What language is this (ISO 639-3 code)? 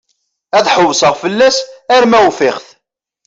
kab